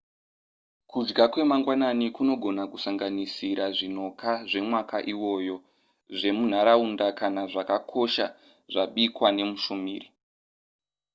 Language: Shona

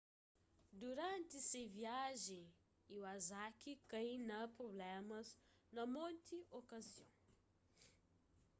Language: Kabuverdianu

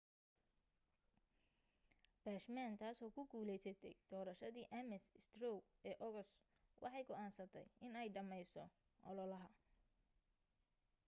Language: Somali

